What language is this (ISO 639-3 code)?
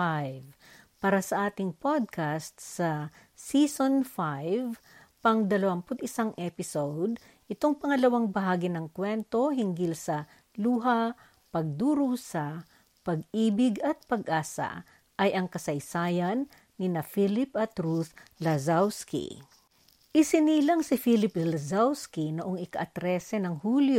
fil